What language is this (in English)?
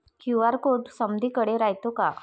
Marathi